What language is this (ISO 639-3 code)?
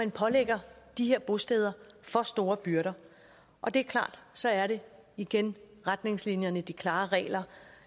dan